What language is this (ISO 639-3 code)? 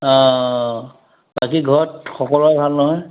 asm